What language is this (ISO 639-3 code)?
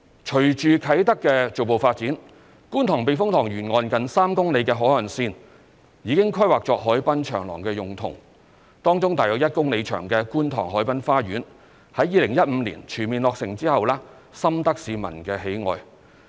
yue